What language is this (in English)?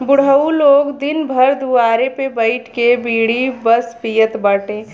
Bhojpuri